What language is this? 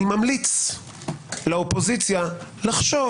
Hebrew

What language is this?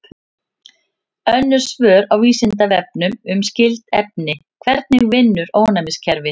Icelandic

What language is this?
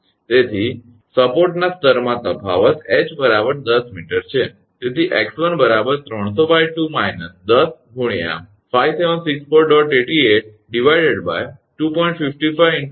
Gujarati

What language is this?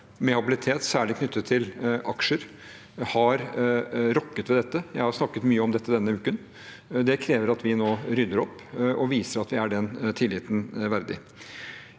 Norwegian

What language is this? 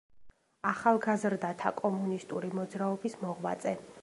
Georgian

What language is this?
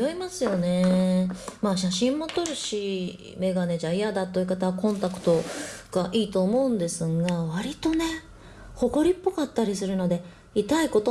Japanese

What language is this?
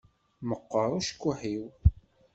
Kabyle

